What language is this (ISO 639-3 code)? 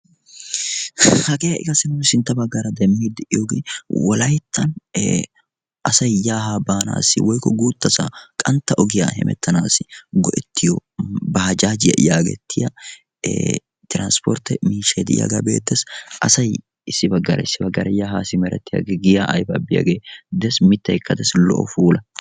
wal